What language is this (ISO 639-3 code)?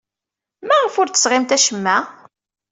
kab